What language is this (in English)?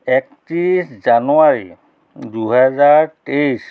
Assamese